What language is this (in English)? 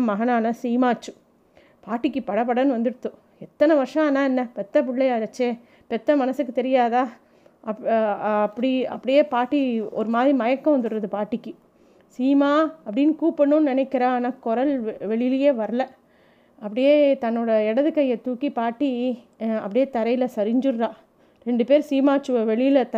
Tamil